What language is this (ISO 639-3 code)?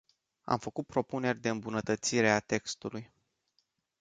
ron